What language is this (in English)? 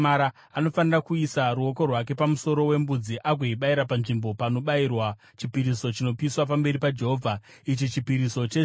Shona